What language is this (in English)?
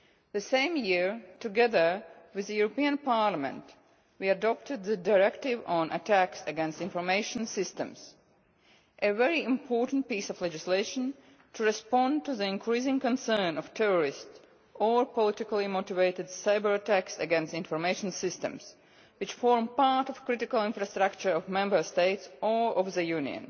English